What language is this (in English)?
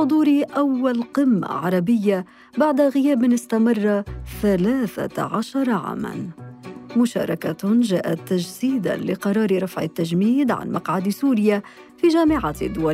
Arabic